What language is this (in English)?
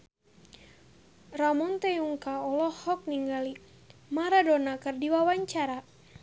Sundanese